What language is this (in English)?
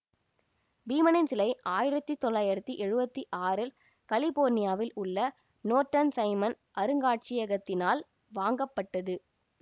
Tamil